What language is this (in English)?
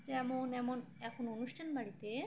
Bangla